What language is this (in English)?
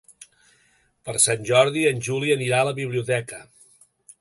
Catalan